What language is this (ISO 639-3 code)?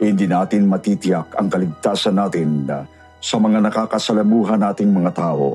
fil